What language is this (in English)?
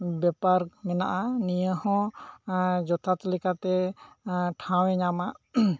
Santali